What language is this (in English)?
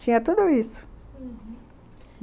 Portuguese